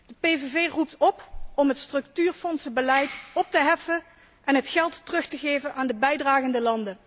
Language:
Dutch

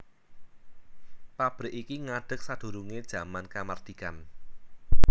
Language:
Javanese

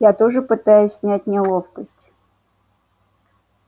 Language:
Russian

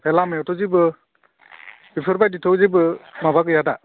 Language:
Bodo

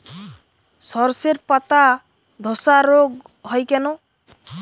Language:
Bangla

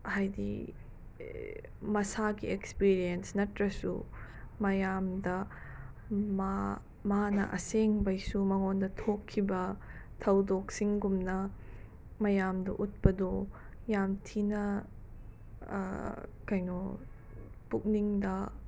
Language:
Manipuri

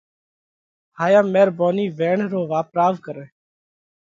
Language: Parkari Koli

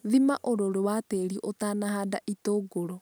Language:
Kikuyu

